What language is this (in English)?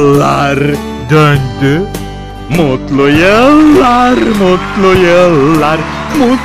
Romanian